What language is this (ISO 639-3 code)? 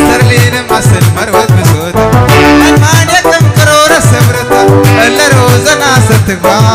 ind